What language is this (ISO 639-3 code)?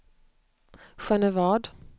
swe